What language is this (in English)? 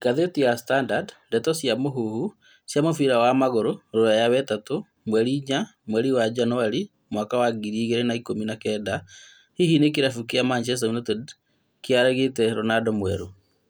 Kikuyu